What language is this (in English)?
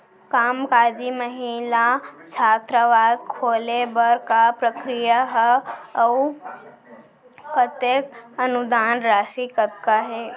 Chhattisgarhi